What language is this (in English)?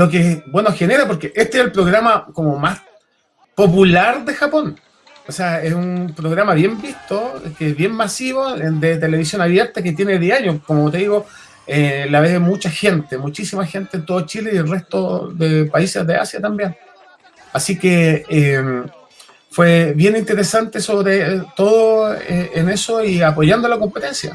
Spanish